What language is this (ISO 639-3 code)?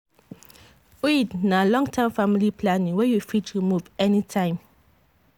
pcm